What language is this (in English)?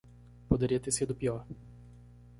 Portuguese